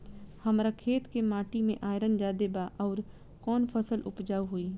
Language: Bhojpuri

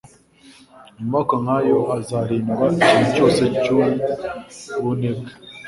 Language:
Kinyarwanda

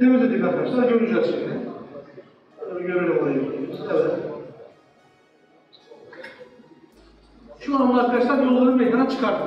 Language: Turkish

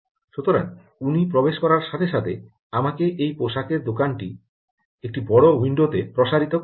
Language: Bangla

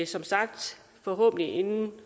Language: Danish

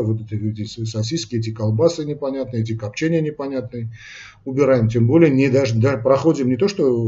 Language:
Russian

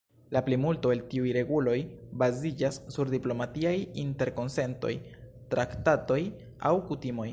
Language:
Esperanto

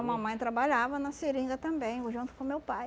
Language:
Portuguese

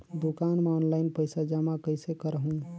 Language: Chhattisgarhi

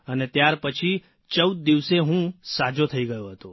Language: Gujarati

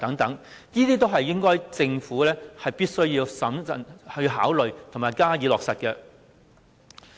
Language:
Cantonese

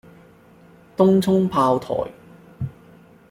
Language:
Cantonese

